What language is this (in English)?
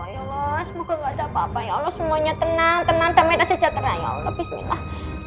Indonesian